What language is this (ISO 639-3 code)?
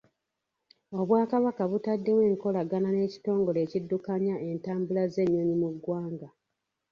lug